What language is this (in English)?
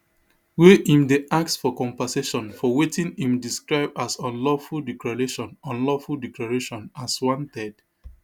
Nigerian Pidgin